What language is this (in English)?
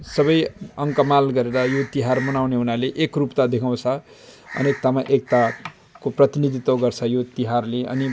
Nepali